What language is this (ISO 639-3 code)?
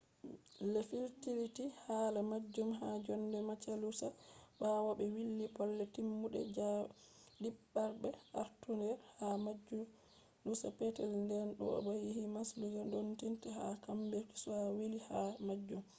ful